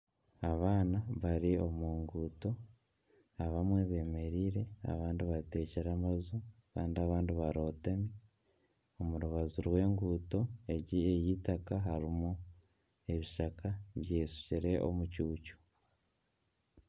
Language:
Nyankole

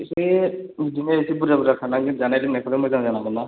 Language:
Bodo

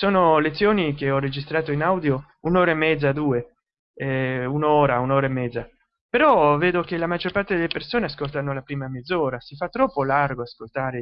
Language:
Italian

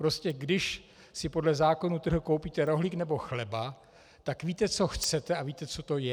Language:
Czech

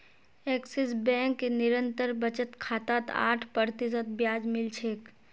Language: Magahi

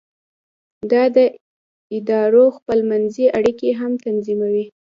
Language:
Pashto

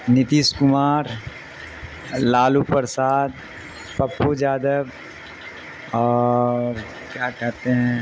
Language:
Urdu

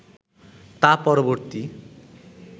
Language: Bangla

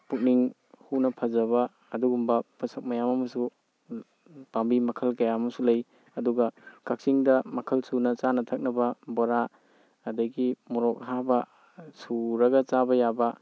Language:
Manipuri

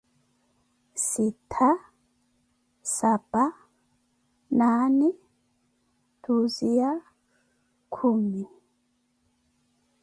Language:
Koti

